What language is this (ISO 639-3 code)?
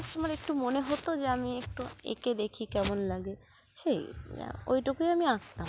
ben